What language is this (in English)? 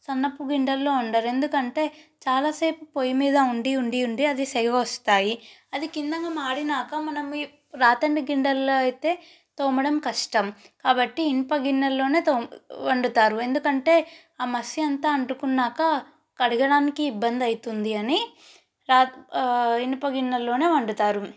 Telugu